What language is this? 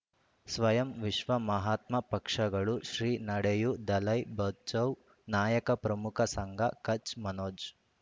Kannada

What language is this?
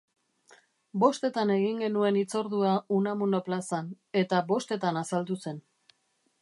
Basque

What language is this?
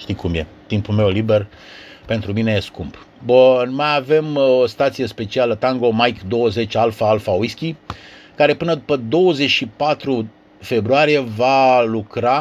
Romanian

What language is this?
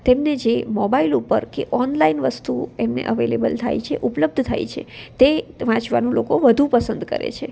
Gujarati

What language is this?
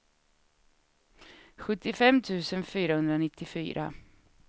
Swedish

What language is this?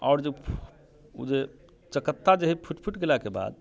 Maithili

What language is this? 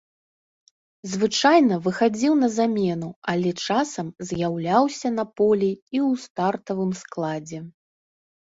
Belarusian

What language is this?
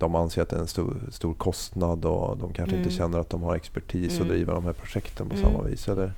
Swedish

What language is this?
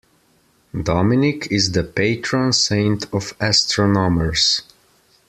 English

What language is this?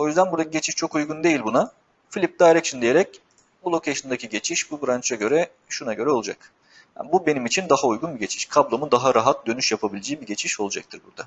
Turkish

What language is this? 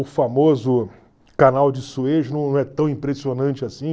Portuguese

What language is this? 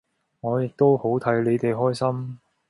Cantonese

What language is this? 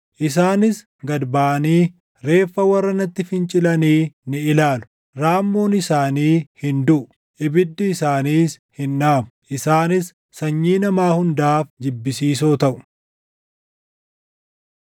Oromo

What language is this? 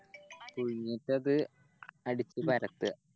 Malayalam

